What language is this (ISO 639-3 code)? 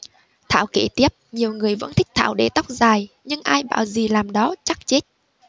vie